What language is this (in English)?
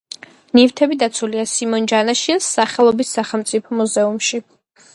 Georgian